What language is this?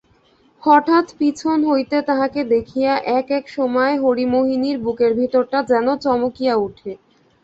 Bangla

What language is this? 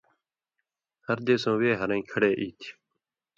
Indus Kohistani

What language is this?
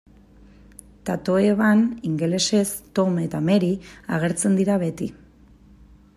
Basque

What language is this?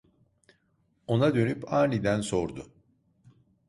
Turkish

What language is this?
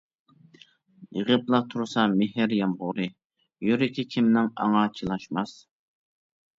Uyghur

